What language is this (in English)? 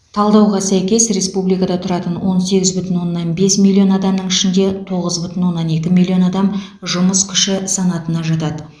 Kazakh